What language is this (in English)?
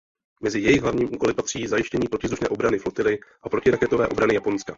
Czech